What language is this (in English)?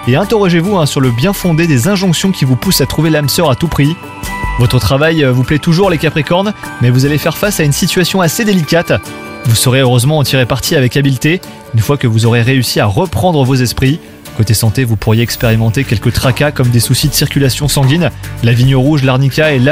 French